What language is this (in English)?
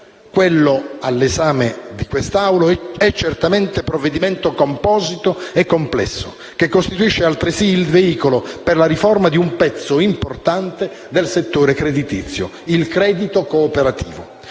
Italian